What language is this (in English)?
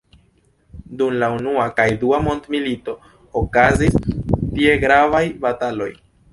Esperanto